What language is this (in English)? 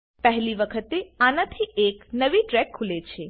Gujarati